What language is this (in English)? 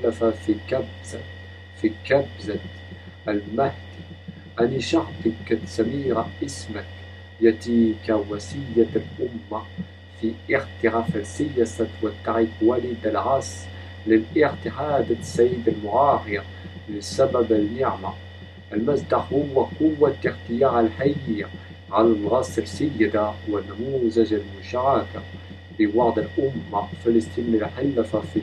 Arabic